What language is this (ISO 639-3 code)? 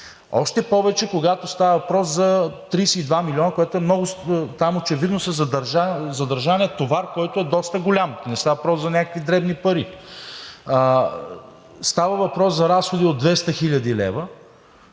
bul